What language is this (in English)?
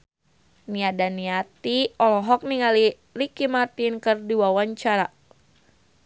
Sundanese